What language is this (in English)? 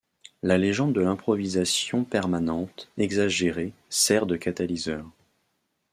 French